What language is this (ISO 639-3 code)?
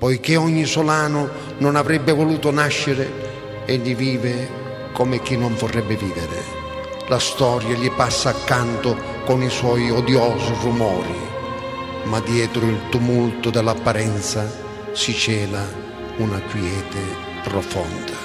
ita